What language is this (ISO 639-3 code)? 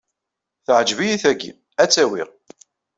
kab